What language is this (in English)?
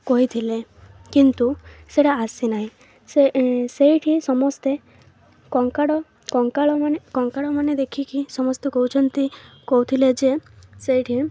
Odia